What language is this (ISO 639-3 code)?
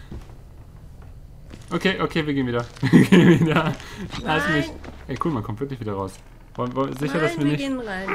deu